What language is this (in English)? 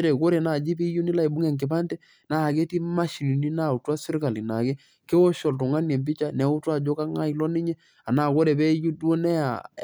Masai